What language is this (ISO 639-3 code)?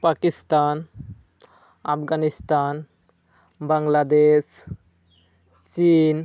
sat